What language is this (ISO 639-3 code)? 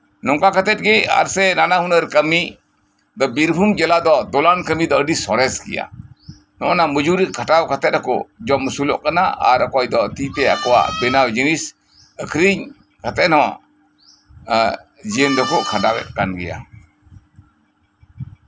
sat